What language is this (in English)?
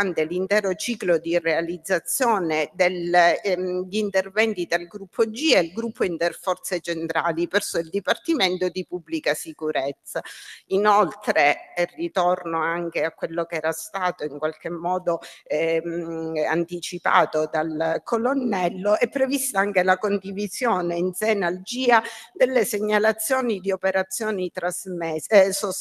Italian